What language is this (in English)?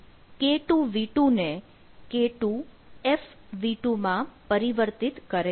Gujarati